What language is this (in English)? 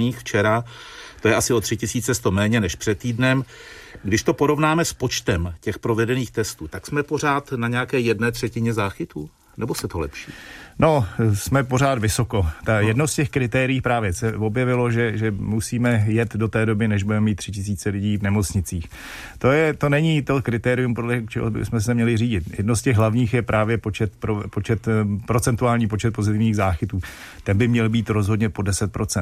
Czech